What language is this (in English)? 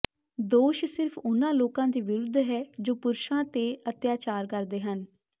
Punjabi